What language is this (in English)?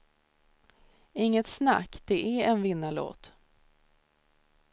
Swedish